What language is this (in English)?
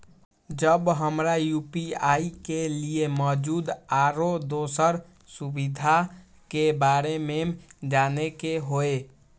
Maithili